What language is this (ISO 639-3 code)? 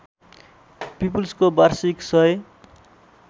nep